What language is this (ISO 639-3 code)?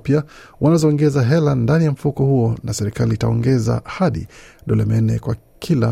swa